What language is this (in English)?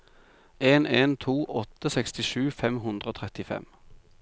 Norwegian